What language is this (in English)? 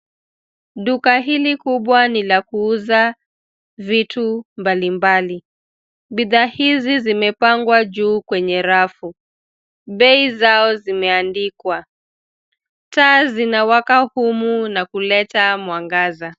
Swahili